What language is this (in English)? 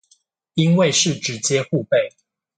Chinese